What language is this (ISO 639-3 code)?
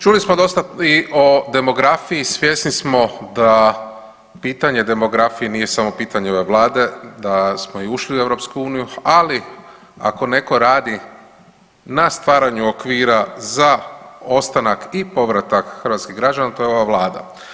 hrv